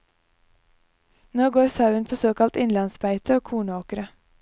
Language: Norwegian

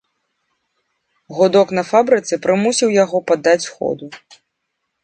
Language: Belarusian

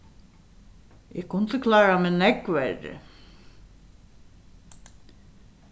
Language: Faroese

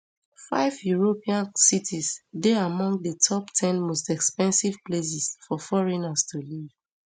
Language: Nigerian Pidgin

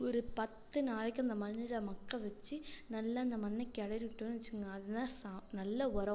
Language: Tamil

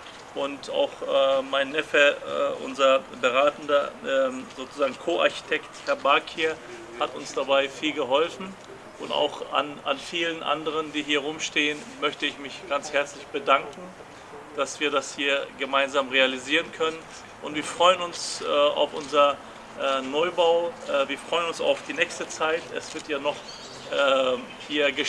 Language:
German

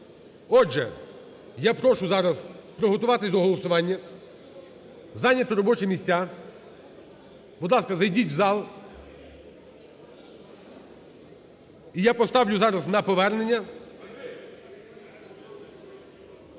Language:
Ukrainian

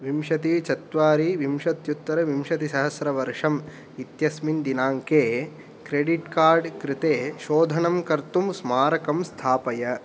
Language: Sanskrit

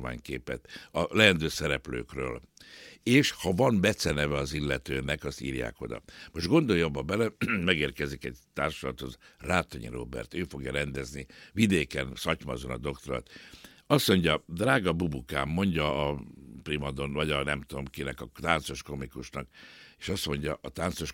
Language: Hungarian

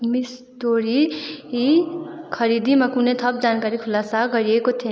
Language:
Nepali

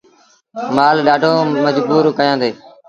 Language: Sindhi Bhil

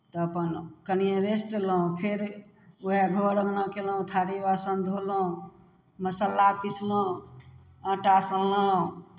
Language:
Maithili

